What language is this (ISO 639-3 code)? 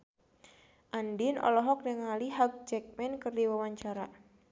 sun